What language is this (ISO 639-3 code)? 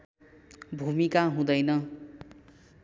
nep